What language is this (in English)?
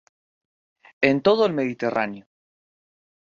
Spanish